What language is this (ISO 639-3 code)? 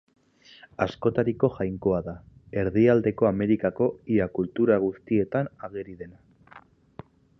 eus